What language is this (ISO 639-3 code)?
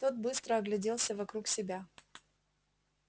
rus